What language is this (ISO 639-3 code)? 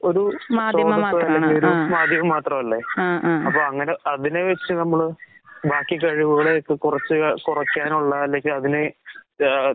mal